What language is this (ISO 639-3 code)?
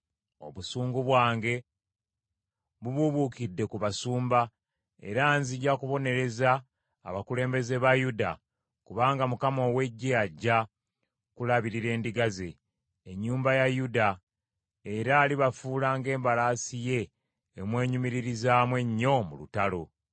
lug